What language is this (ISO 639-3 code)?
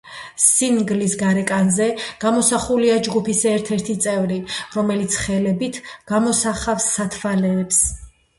kat